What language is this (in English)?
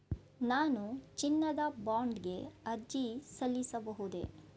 Kannada